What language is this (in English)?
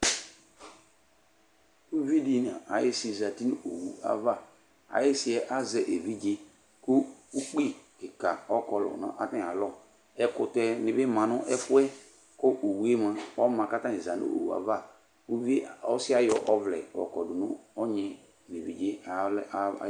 Ikposo